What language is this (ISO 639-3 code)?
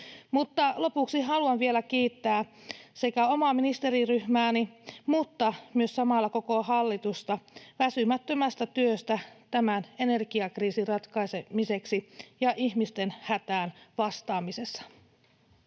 fin